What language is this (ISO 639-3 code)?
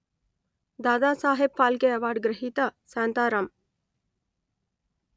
tel